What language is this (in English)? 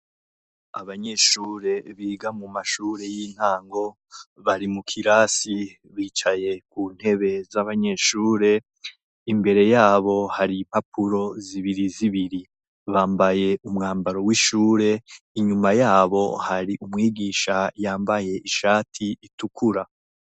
Rundi